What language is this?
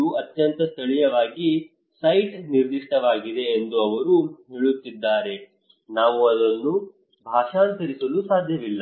Kannada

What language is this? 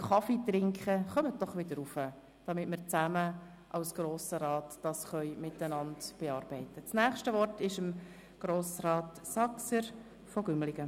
Swiss German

